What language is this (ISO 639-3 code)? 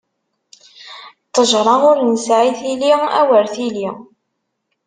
kab